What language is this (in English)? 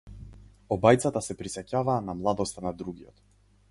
Macedonian